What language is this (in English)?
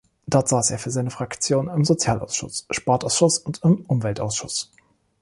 German